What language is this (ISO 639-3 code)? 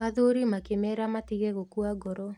kik